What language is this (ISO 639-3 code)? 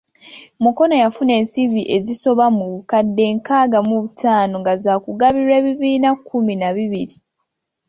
lug